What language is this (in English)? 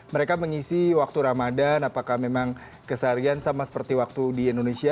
Indonesian